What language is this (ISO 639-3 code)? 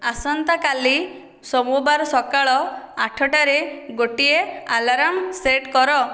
ori